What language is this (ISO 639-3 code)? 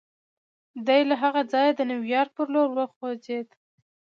pus